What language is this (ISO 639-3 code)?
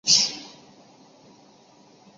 zho